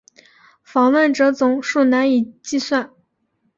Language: Chinese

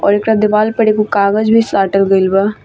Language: Bhojpuri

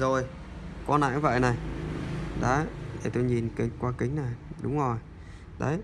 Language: Vietnamese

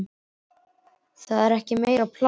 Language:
Icelandic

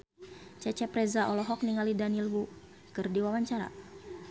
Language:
Sundanese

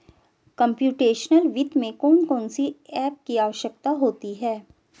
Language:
Hindi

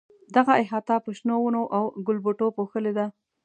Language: Pashto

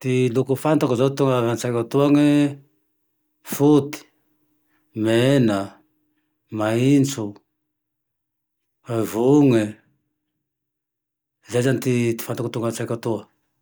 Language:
Tandroy-Mahafaly Malagasy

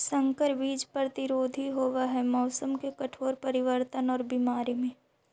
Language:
Magahi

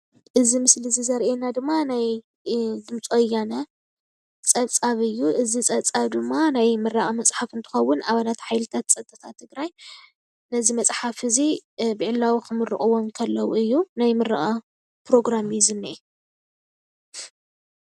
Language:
Tigrinya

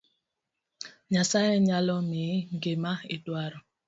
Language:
Luo (Kenya and Tanzania)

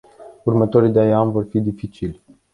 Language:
Romanian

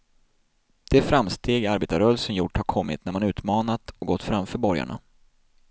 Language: Swedish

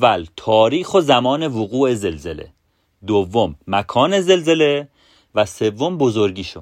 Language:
Persian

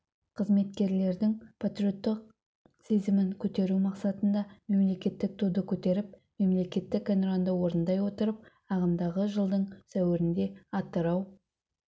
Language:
Kazakh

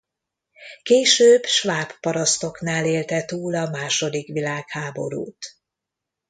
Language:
Hungarian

